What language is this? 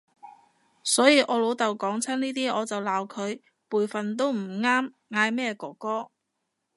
Cantonese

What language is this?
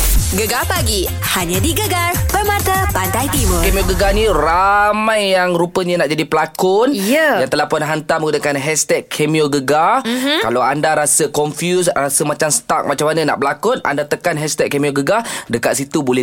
Malay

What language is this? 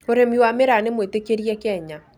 Kikuyu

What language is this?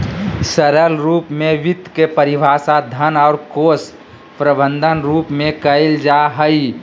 Magahi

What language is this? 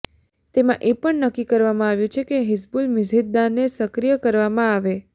Gujarati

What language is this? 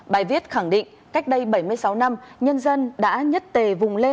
Vietnamese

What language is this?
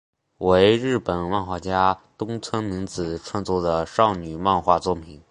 Chinese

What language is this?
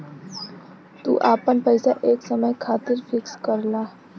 Bhojpuri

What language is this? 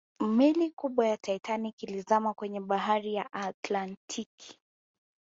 Swahili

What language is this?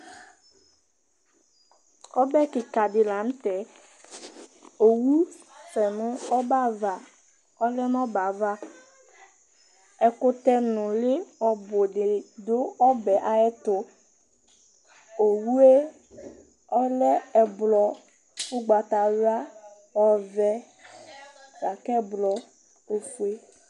Ikposo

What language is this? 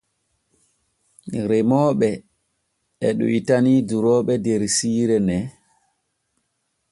Borgu Fulfulde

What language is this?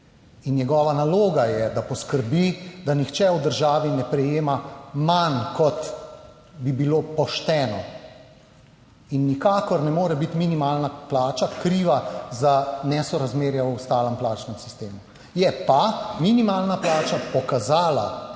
Slovenian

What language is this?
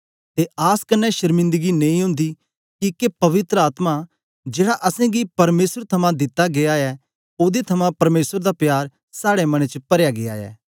Dogri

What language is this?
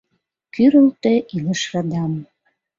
Mari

